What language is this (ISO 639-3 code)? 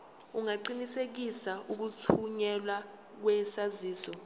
zul